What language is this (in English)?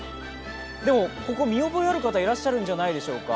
Japanese